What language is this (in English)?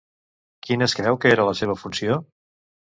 Catalan